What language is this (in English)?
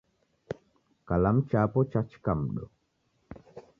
Taita